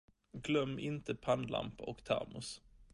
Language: Swedish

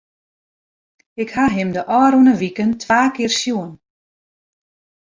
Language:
Western Frisian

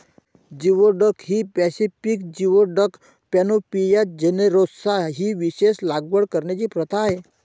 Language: Marathi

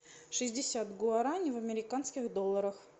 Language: Russian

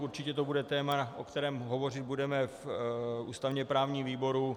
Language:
Czech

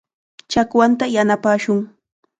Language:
Chiquián Ancash Quechua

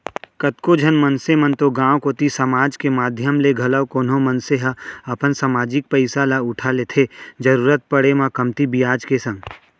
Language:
Chhattisgarhi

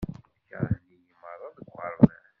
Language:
Kabyle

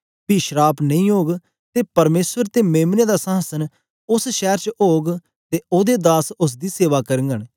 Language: Dogri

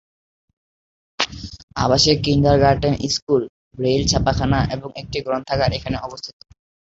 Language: Bangla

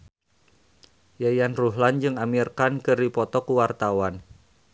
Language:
Sundanese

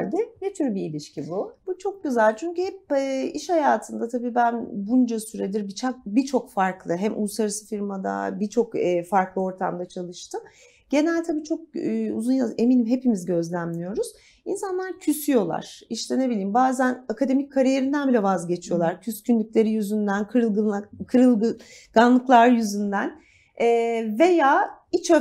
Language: Turkish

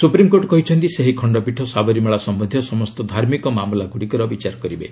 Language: Odia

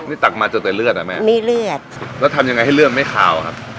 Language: Thai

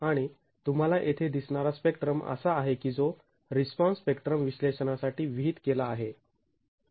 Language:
Marathi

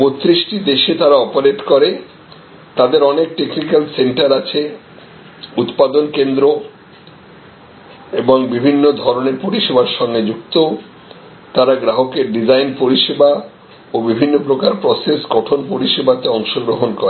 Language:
Bangla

